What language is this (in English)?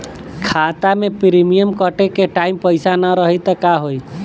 Bhojpuri